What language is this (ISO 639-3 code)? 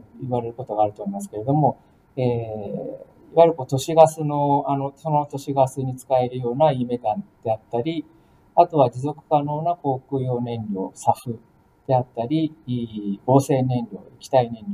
jpn